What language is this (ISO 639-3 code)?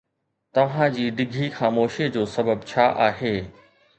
snd